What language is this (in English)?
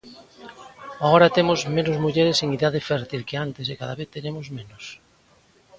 Galician